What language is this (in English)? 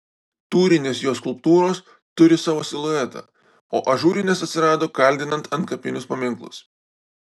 Lithuanian